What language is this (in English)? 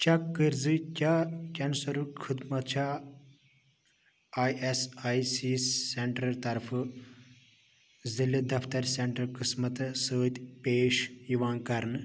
Kashmiri